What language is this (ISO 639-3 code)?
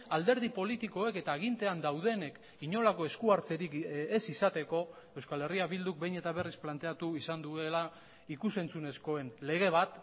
eus